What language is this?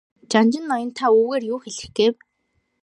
Mongolian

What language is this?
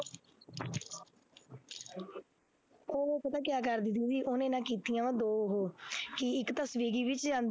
Punjabi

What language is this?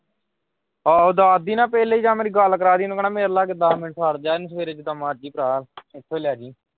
Punjabi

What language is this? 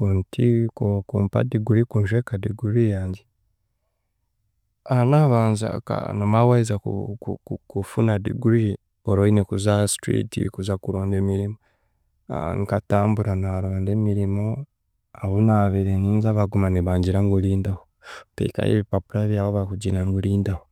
Chiga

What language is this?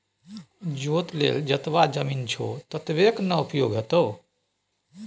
Maithili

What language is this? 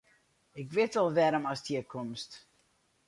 Western Frisian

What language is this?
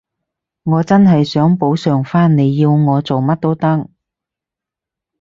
Cantonese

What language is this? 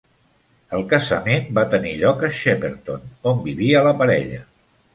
Catalan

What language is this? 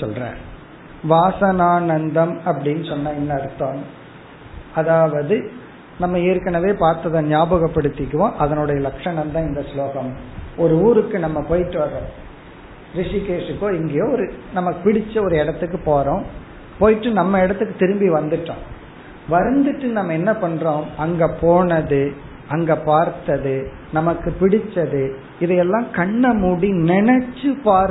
Tamil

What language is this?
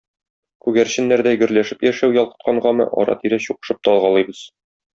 Tatar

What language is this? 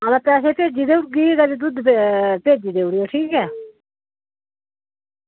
Dogri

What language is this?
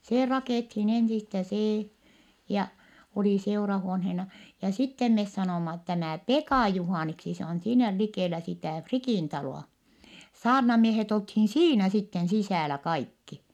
Finnish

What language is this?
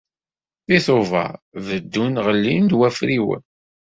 Kabyle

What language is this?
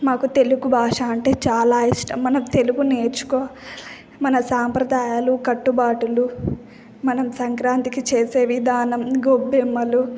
Telugu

